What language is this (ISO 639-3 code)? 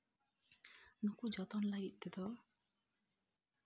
sat